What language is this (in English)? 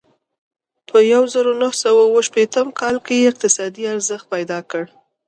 Pashto